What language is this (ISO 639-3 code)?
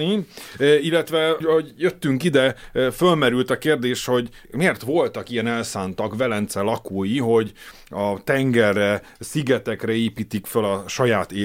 hun